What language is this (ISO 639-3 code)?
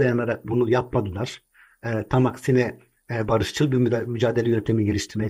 tur